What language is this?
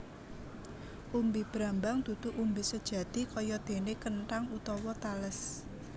Javanese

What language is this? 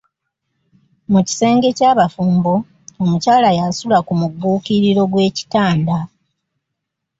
Ganda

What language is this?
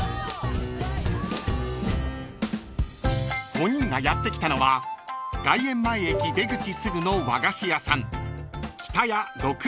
Japanese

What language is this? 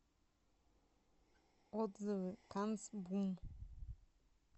Russian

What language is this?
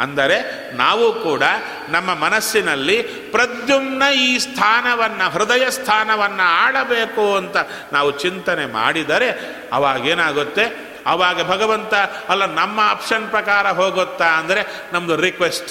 Kannada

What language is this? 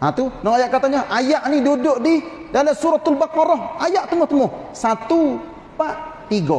Malay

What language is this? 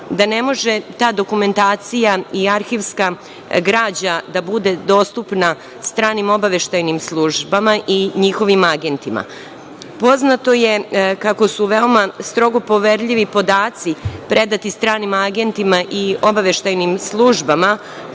Serbian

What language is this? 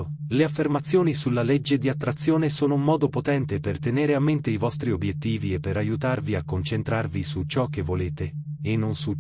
Italian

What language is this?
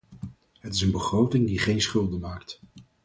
Dutch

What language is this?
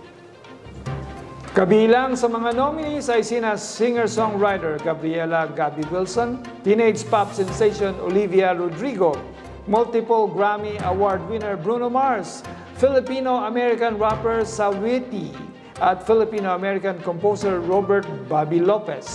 Filipino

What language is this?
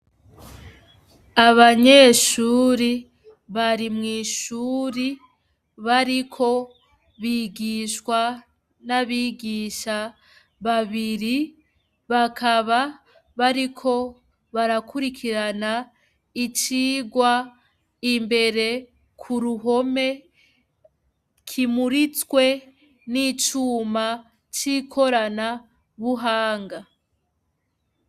Rundi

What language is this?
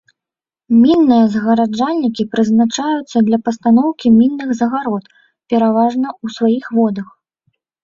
Belarusian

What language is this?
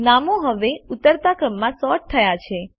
Gujarati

